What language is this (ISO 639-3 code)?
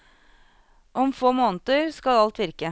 nor